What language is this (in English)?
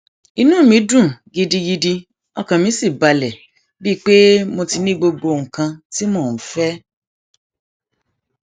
Yoruba